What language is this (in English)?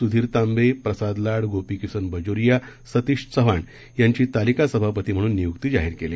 Marathi